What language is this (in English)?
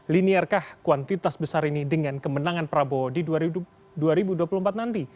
Indonesian